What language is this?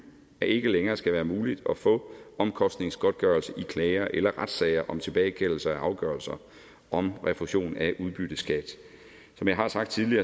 Danish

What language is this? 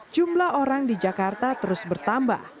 Indonesian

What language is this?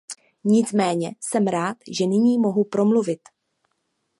Czech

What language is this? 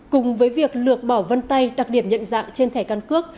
Vietnamese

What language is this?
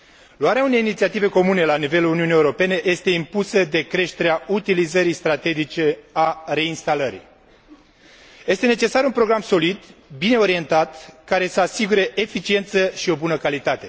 Romanian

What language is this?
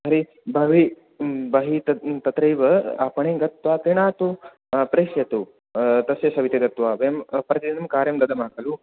Sanskrit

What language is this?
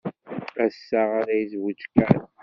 Kabyle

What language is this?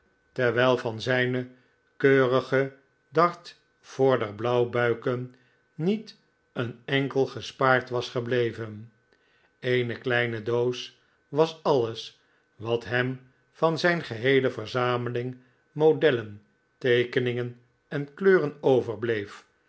Dutch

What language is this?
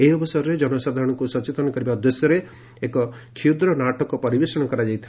Odia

